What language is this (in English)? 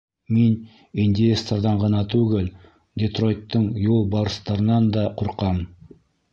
Bashkir